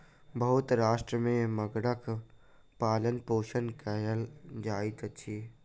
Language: Maithili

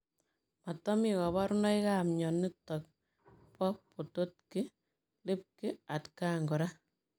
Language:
Kalenjin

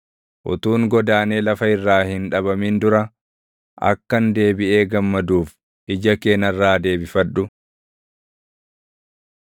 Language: Oromo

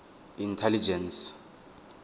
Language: Tswana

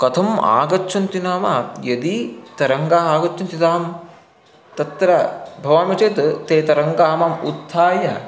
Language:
Sanskrit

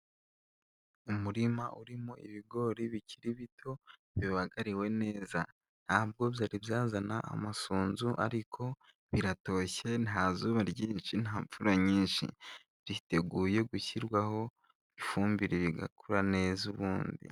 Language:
Kinyarwanda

